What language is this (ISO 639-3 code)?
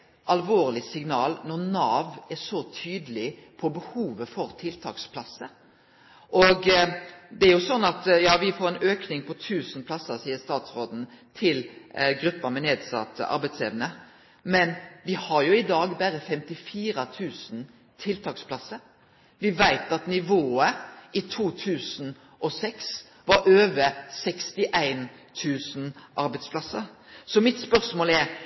nno